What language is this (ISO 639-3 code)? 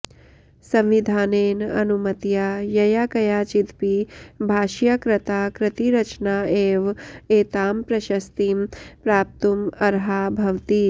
san